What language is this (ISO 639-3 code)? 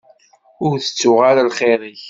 kab